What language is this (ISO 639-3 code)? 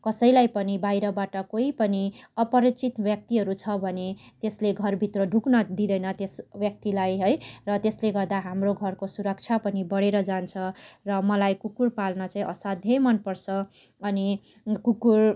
nep